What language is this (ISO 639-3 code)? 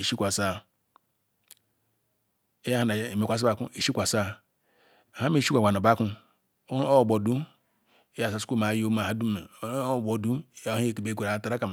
ikw